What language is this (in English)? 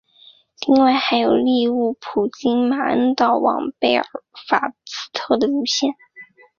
Chinese